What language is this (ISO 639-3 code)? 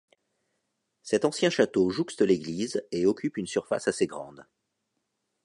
fra